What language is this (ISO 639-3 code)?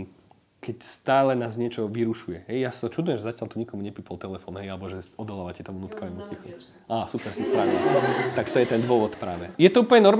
slk